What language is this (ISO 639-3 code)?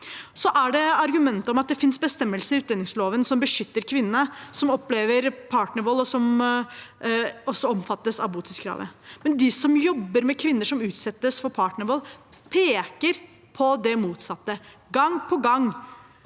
nor